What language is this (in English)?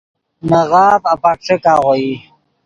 Yidgha